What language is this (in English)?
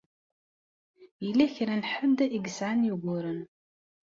Kabyle